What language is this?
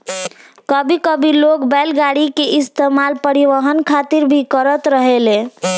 Bhojpuri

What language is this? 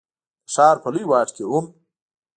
Pashto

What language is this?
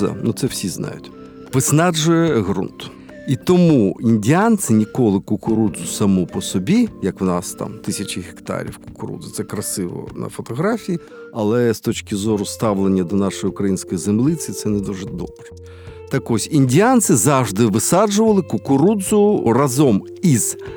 Ukrainian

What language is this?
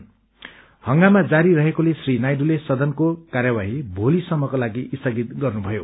Nepali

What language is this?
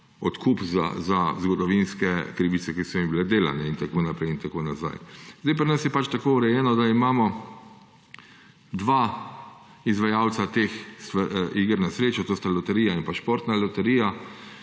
Slovenian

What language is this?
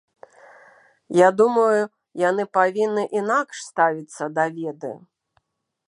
Belarusian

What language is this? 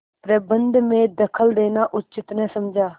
Hindi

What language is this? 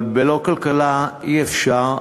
Hebrew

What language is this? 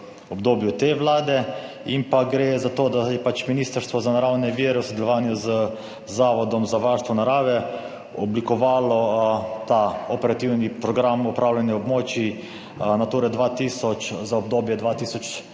Slovenian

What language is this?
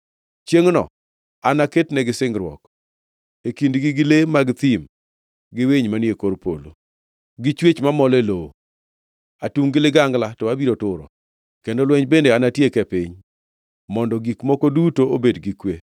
Luo (Kenya and Tanzania)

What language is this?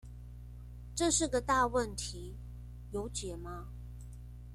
Chinese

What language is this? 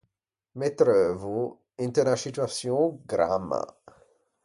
Ligurian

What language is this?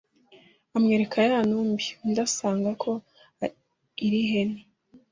Kinyarwanda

